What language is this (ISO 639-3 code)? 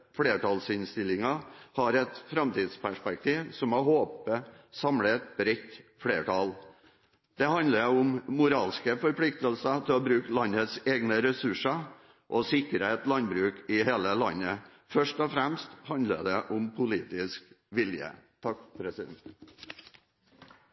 nob